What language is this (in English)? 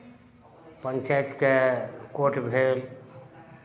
Maithili